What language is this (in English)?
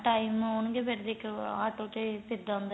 Punjabi